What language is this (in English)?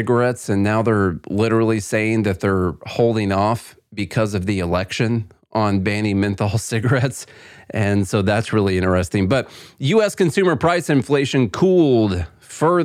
English